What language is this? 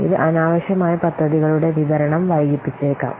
Malayalam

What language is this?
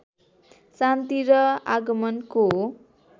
Nepali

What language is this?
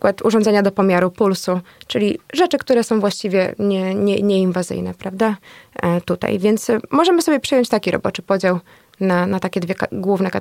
Polish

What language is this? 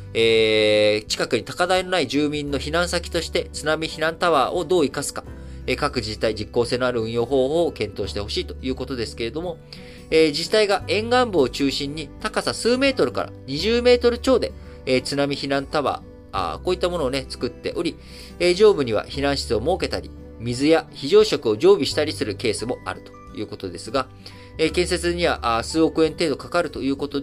Japanese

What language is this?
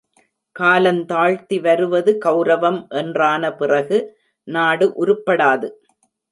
Tamil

